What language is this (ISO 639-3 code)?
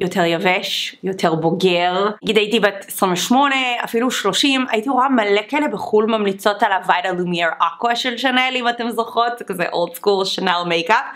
heb